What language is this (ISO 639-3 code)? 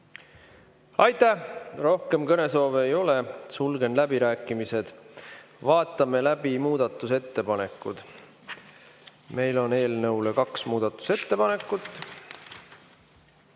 est